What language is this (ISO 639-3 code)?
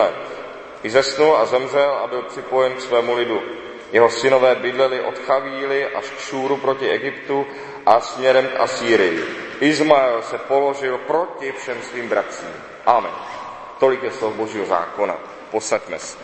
ces